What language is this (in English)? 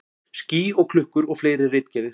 Icelandic